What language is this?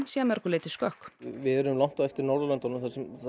Icelandic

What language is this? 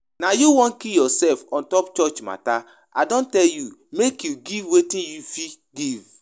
Nigerian Pidgin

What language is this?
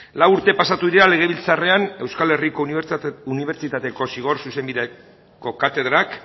Basque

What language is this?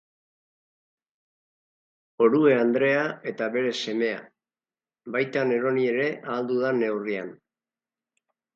Basque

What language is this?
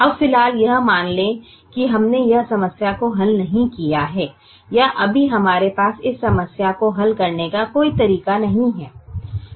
Hindi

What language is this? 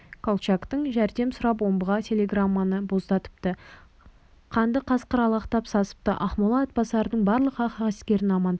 Kazakh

